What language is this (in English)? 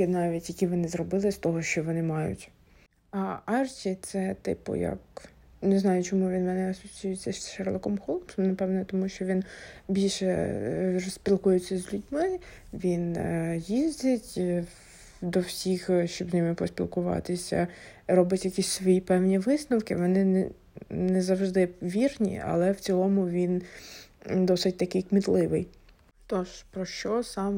Ukrainian